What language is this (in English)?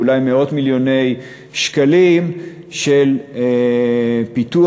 Hebrew